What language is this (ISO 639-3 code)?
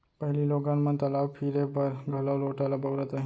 hne